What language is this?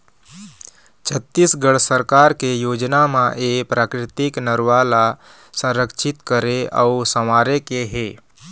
Chhattisgarhi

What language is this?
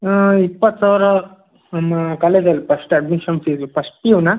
Kannada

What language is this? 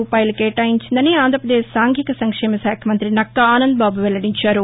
Telugu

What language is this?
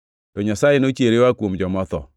Luo (Kenya and Tanzania)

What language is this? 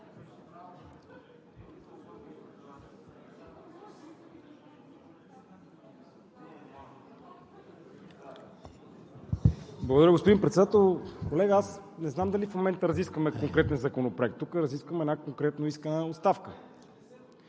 Bulgarian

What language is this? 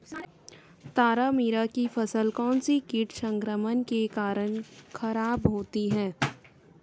Hindi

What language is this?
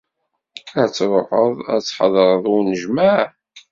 Kabyle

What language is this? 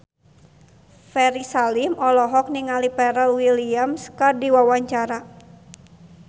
Sundanese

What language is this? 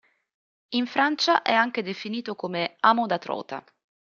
Italian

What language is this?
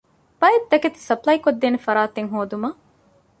Divehi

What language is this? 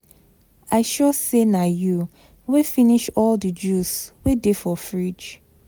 Nigerian Pidgin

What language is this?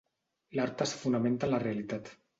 Catalan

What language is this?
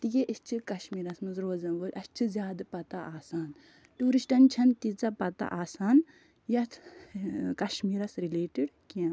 Kashmiri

